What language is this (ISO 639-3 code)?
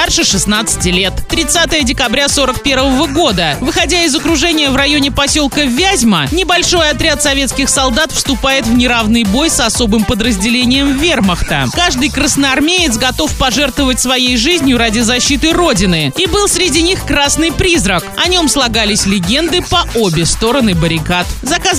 rus